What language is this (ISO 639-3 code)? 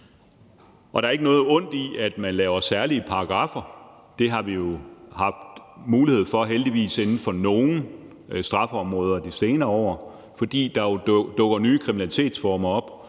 dan